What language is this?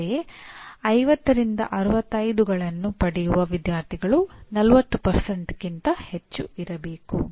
Kannada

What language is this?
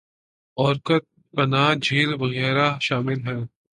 Urdu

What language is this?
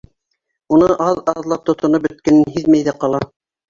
Bashkir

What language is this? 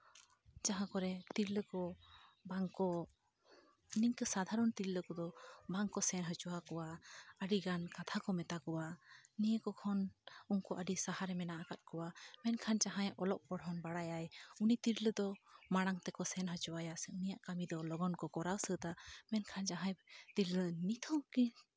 Santali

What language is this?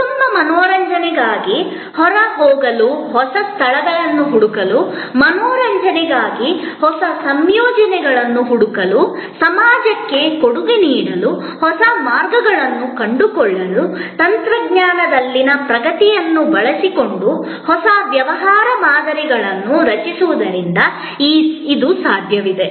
Kannada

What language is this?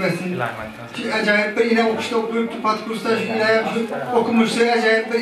Turkish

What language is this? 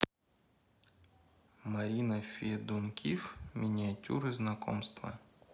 Russian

